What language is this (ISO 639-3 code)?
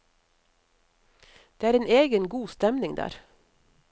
nor